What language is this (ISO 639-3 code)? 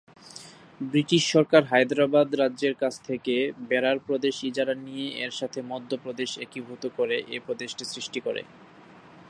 ben